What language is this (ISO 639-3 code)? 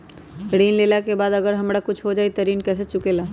mag